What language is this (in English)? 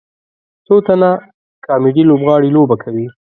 Pashto